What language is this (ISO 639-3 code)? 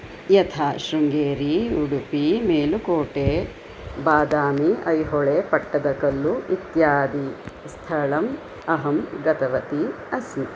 san